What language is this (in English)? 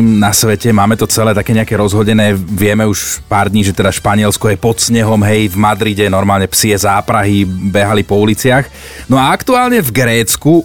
Slovak